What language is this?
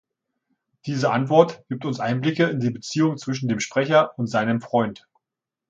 German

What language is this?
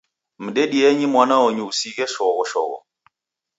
Taita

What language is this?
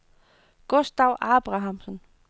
Danish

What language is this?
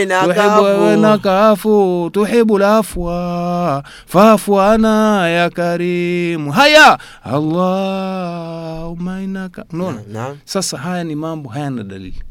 Swahili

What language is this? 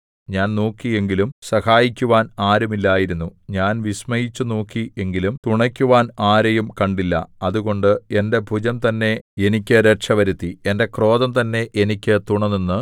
Malayalam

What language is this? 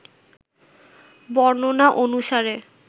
Bangla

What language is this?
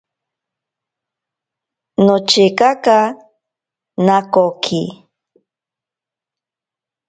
Ashéninka Perené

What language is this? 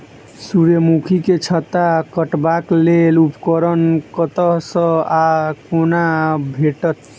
Maithili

